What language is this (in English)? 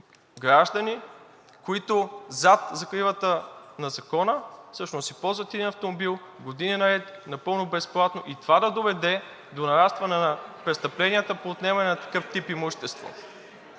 Bulgarian